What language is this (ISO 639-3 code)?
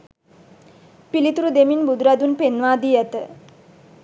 sin